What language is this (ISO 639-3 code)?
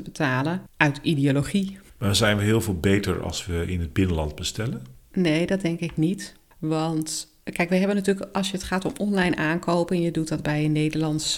nld